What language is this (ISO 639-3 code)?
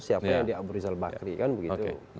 ind